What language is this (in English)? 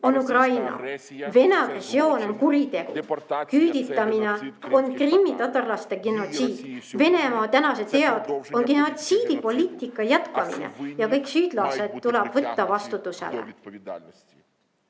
Estonian